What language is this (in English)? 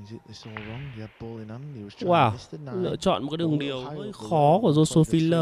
Vietnamese